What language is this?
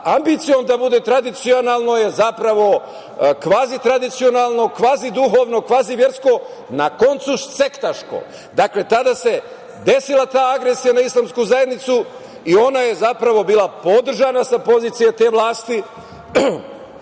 Serbian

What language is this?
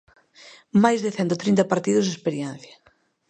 Galician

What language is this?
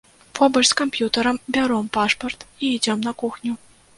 Belarusian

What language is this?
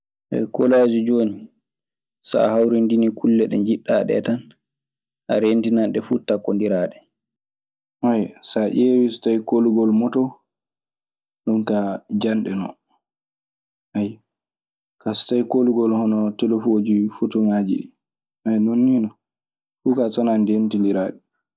Maasina Fulfulde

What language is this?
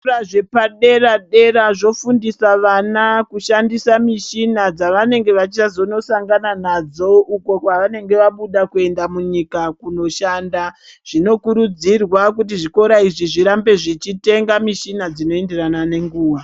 Ndau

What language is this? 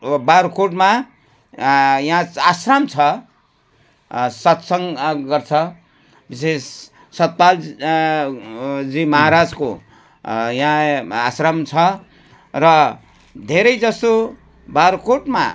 Nepali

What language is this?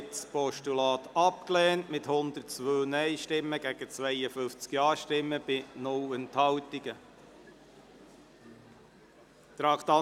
Swiss German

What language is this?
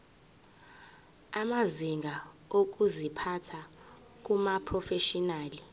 Zulu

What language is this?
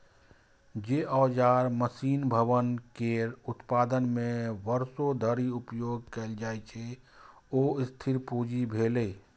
Maithili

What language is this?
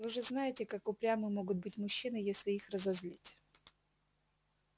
Russian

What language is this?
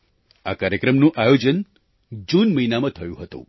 Gujarati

